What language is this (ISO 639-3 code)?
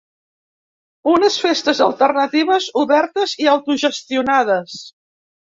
cat